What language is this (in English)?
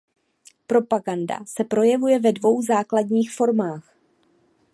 Czech